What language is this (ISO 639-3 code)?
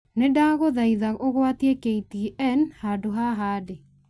kik